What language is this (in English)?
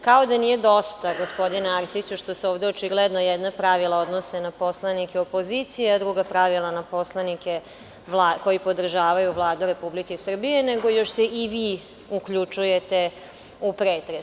Serbian